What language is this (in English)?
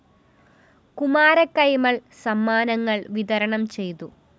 Malayalam